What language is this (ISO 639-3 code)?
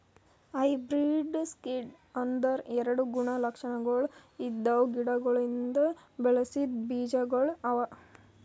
kan